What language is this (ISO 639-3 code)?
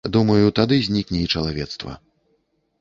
bel